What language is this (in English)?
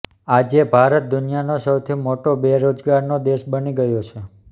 Gujarati